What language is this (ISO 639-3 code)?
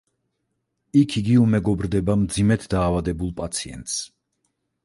kat